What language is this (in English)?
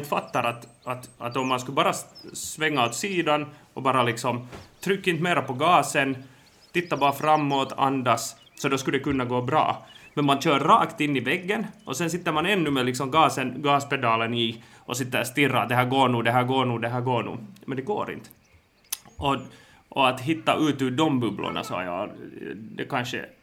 Swedish